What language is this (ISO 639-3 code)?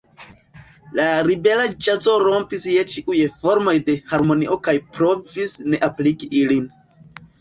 epo